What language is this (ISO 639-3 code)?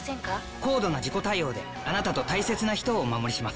jpn